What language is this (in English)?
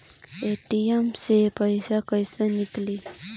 Bhojpuri